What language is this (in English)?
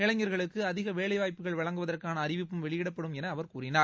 Tamil